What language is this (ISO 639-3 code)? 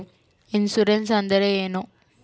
kan